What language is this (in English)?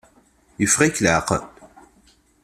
Kabyle